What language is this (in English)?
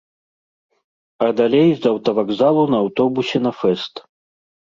Belarusian